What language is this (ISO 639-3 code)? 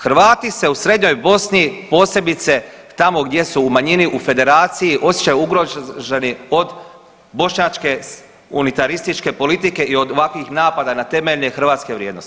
hrv